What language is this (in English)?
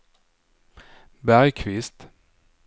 Swedish